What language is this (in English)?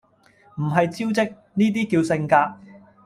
Cantonese